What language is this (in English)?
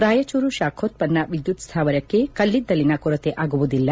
Kannada